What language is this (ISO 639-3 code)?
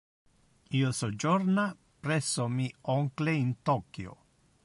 ina